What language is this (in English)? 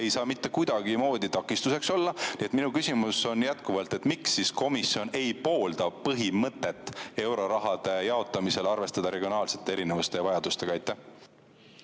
Estonian